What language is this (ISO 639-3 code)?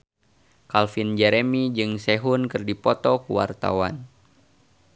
sun